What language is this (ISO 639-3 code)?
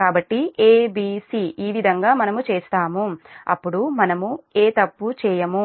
tel